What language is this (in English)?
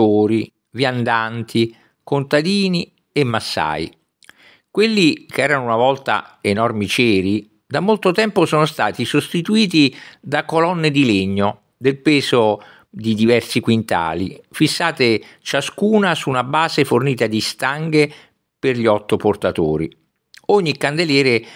Italian